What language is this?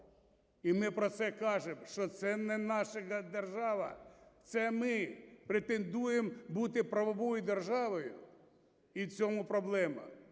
Ukrainian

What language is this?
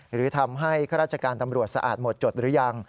Thai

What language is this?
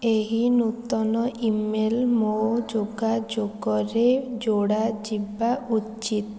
Odia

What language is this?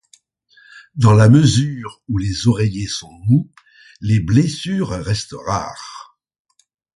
French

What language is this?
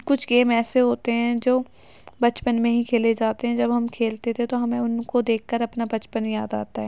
Urdu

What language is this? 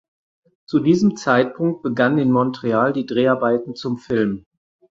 German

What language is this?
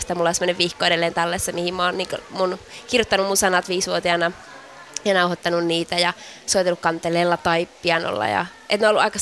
Finnish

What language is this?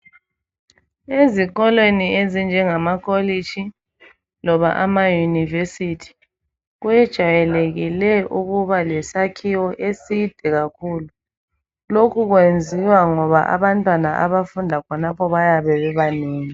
North Ndebele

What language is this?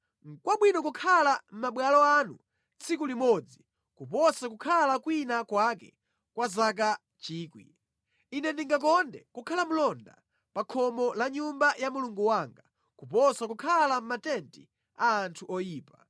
Nyanja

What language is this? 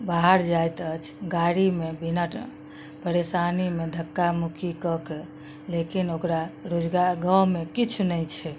Maithili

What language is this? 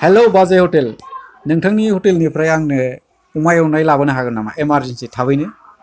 Bodo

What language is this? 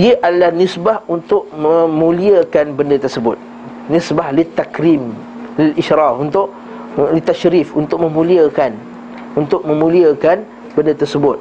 Malay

